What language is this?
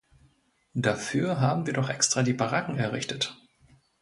German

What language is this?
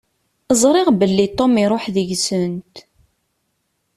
Kabyle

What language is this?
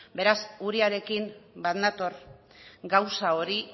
Basque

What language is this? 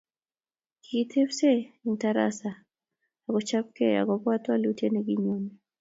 Kalenjin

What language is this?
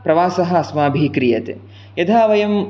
Sanskrit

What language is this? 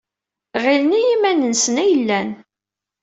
Kabyle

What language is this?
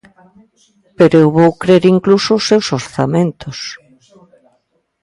Galician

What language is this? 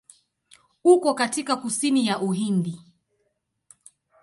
Swahili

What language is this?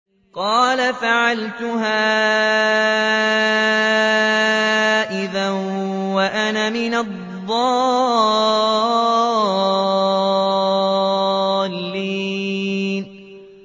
Arabic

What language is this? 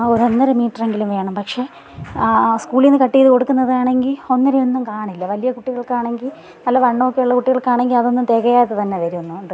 Malayalam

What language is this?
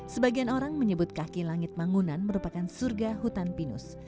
Indonesian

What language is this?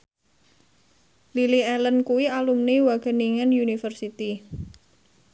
Javanese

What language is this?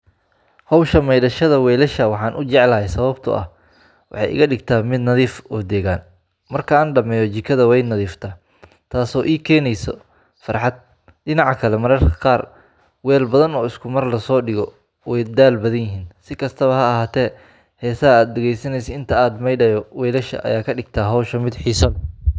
Somali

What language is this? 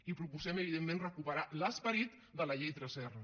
Catalan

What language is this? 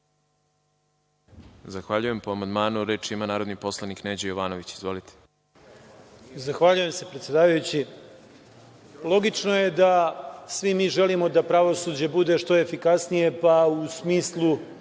Serbian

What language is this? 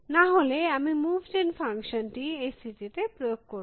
Bangla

